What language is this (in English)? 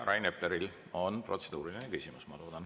Estonian